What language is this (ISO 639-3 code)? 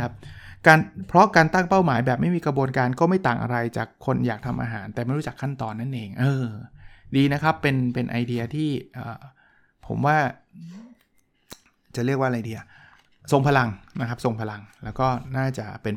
tha